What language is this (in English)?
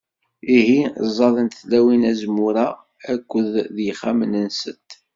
Kabyle